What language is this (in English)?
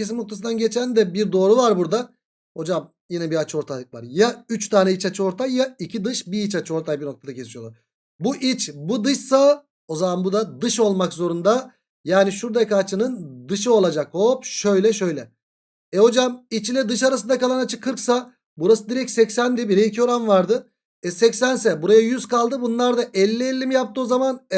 Turkish